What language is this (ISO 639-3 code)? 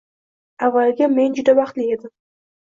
uzb